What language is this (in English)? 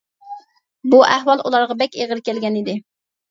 Uyghur